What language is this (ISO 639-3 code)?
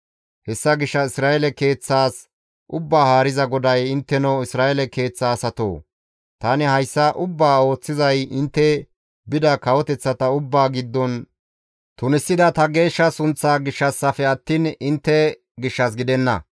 gmv